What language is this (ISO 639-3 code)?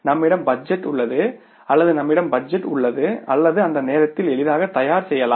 tam